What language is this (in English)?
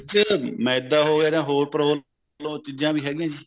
Punjabi